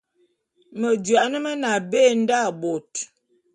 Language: Bulu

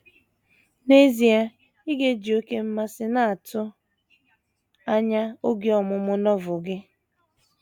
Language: Igbo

